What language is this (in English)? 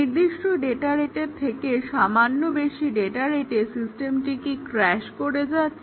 Bangla